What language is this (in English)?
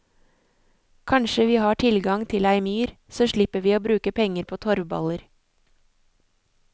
Norwegian